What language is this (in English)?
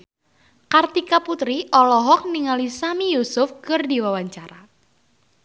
Sundanese